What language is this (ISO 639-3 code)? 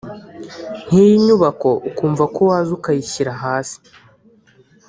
kin